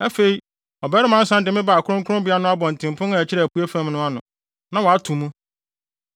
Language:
Akan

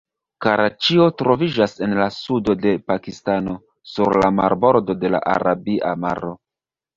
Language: Esperanto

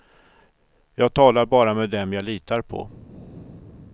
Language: Swedish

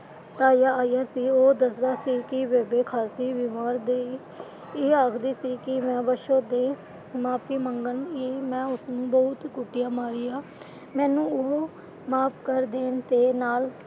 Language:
Punjabi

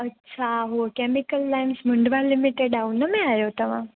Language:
Sindhi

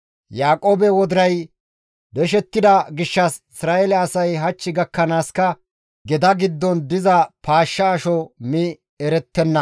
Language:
Gamo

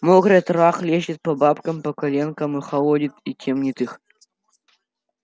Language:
Russian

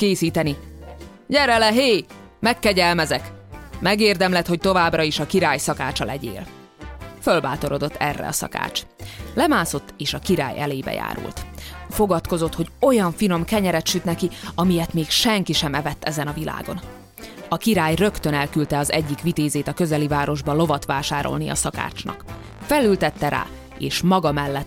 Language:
Hungarian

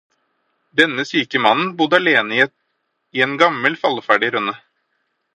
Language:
Norwegian Bokmål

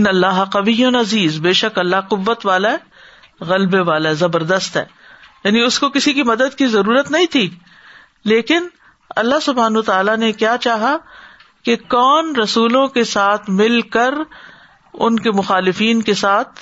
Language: Urdu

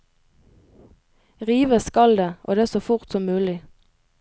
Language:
Norwegian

